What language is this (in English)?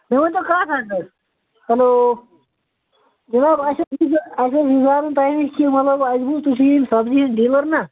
Kashmiri